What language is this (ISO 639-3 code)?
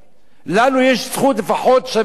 heb